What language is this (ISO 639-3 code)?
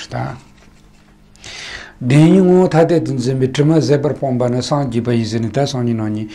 ron